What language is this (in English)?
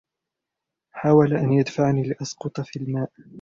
Arabic